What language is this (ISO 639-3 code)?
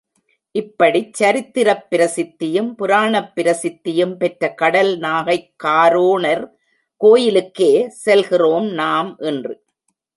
tam